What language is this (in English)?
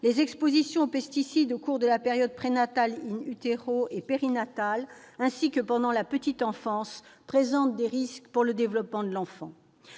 French